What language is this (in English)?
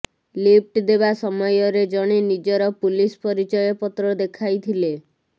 Odia